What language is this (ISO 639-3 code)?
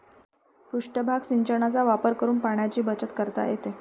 mar